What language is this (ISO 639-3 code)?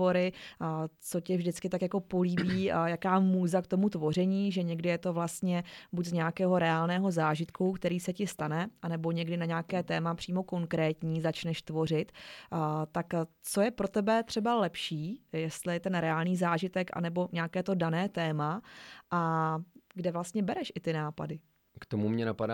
ces